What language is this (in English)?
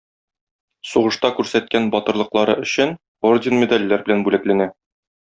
Tatar